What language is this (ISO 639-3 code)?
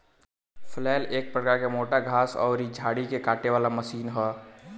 bho